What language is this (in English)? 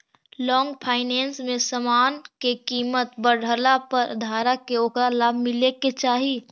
Magahi